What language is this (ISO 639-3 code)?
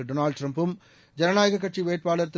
tam